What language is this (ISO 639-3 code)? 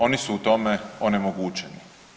hrv